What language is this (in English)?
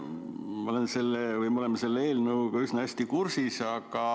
Estonian